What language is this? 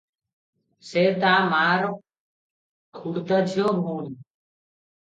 Odia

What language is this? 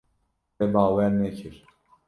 Kurdish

